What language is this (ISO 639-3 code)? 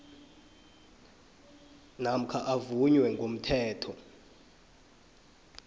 nbl